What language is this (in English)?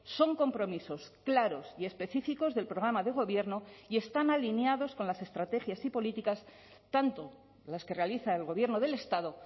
Spanish